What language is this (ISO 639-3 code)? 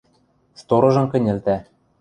mrj